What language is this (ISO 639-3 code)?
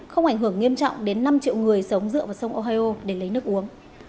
vie